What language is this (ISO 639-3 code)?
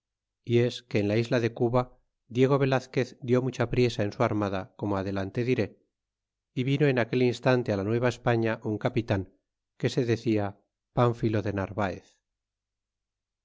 spa